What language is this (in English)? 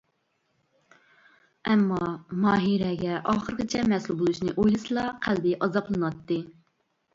Uyghur